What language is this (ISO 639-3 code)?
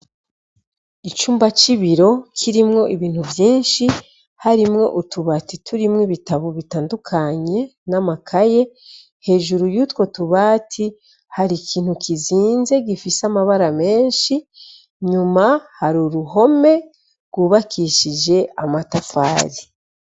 run